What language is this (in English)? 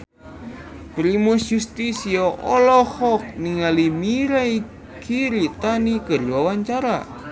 Sundanese